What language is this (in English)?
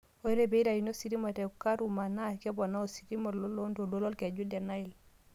Masai